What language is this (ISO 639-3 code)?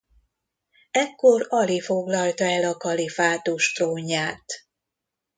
hun